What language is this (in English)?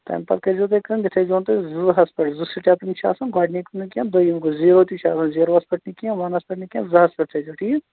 Kashmiri